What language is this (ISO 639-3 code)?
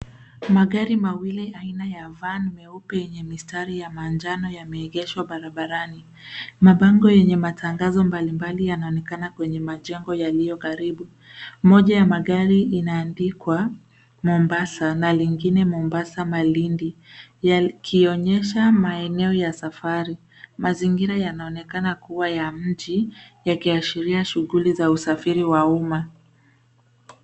swa